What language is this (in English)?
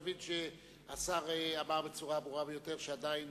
Hebrew